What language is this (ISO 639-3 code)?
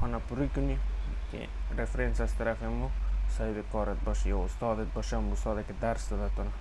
fas